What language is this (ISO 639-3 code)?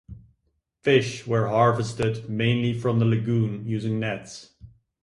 eng